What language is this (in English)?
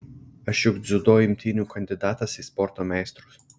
Lithuanian